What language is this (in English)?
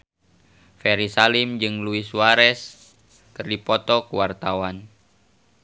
Sundanese